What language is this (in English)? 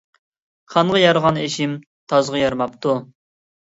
Uyghur